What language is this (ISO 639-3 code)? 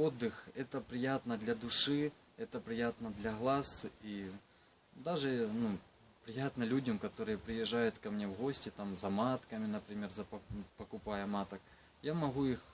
rus